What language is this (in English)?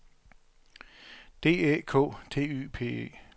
Danish